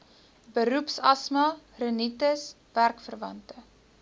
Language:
Afrikaans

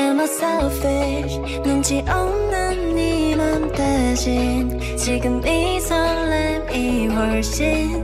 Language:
Korean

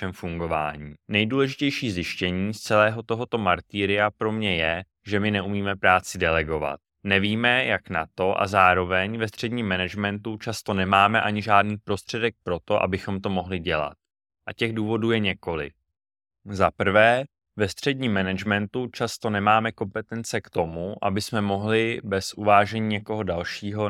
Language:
Czech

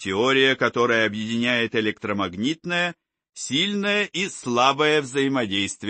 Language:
Russian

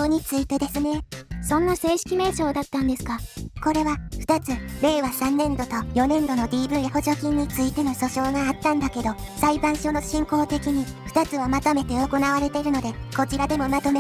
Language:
Japanese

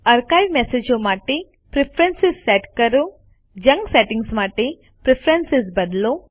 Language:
Gujarati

